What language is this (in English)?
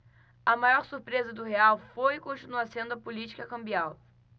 Portuguese